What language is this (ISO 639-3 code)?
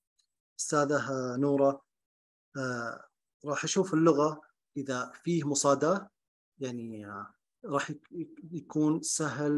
ara